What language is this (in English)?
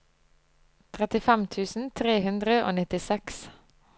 Norwegian